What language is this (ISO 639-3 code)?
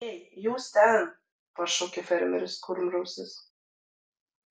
lit